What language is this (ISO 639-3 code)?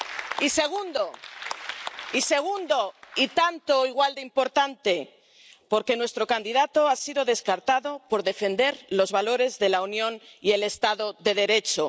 spa